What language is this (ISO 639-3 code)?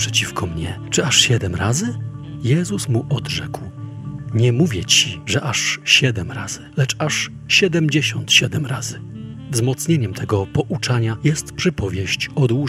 pol